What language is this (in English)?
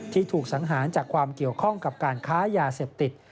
Thai